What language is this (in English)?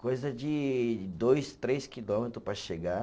Portuguese